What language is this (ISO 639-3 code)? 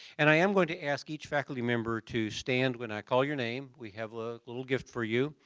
eng